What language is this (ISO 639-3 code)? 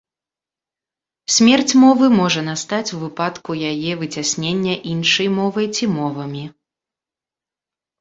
bel